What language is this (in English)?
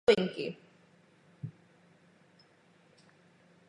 Czech